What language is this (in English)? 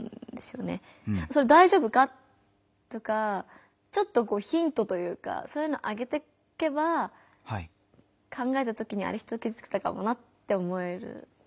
Japanese